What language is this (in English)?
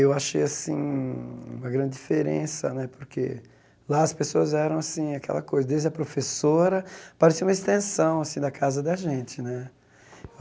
Portuguese